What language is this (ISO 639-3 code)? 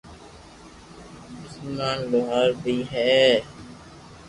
lrk